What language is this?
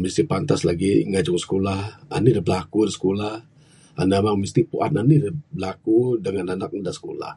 Bukar-Sadung Bidayuh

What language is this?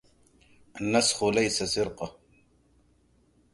Arabic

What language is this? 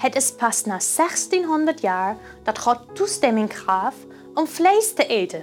Dutch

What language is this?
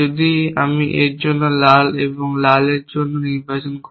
Bangla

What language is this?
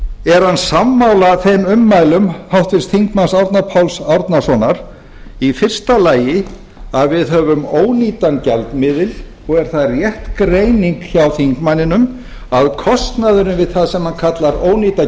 Icelandic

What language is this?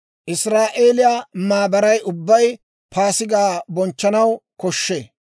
Dawro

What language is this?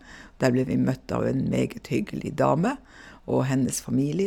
Norwegian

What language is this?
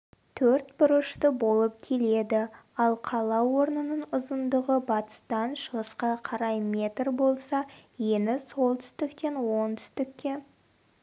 Kazakh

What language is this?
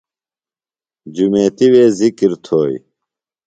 Phalura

